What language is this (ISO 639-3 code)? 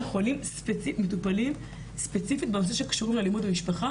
heb